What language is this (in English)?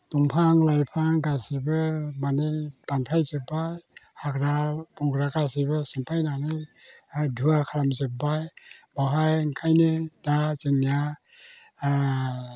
Bodo